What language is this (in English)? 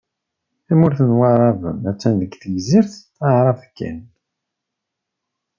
Kabyle